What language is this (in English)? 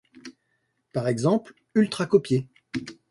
French